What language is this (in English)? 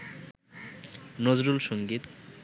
Bangla